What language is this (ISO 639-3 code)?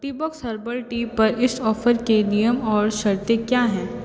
hin